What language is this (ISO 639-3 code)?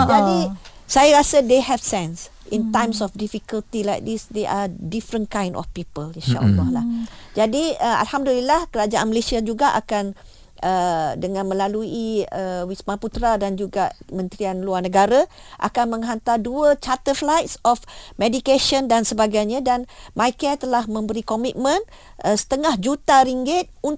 msa